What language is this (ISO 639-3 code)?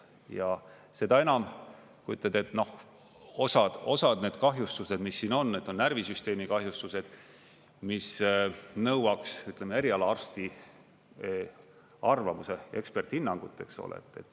est